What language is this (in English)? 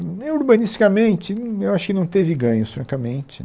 Portuguese